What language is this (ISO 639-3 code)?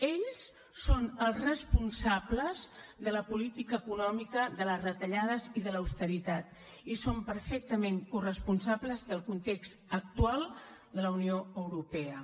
cat